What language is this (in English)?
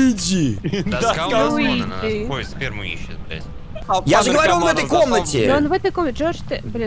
Russian